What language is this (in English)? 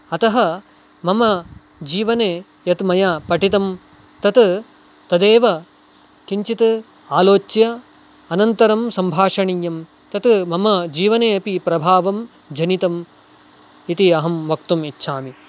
Sanskrit